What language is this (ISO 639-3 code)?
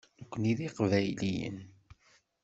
kab